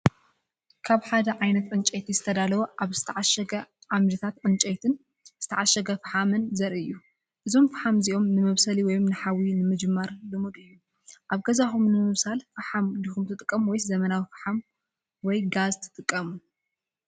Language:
Tigrinya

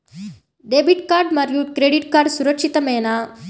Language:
Telugu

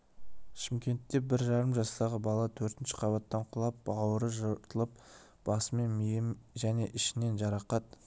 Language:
Kazakh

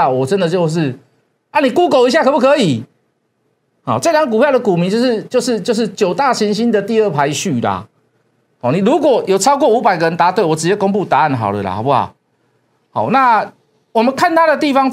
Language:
Chinese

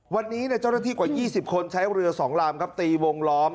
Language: Thai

